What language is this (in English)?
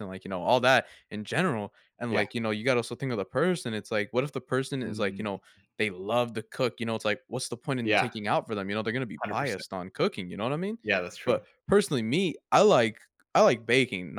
English